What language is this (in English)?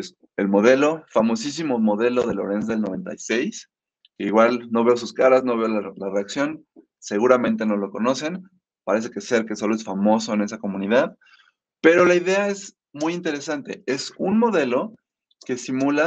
Spanish